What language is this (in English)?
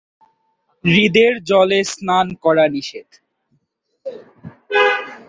Bangla